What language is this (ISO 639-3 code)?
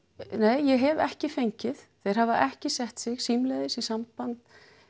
isl